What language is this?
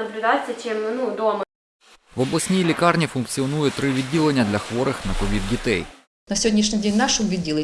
Ukrainian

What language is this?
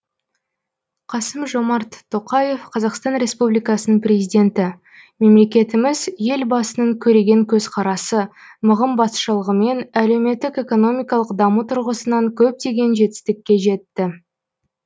Kazakh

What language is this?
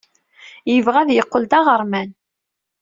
Kabyle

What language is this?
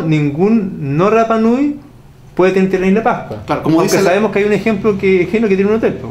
Spanish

